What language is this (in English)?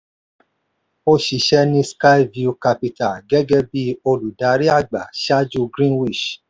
Yoruba